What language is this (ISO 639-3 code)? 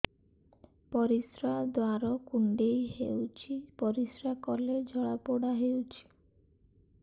ori